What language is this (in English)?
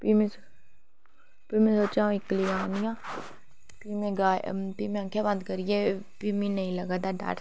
Dogri